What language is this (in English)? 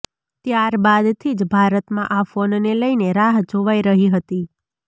Gujarati